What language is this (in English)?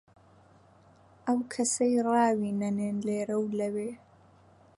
Central Kurdish